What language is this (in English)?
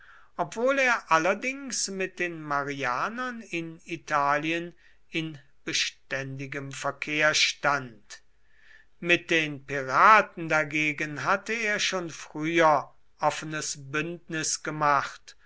German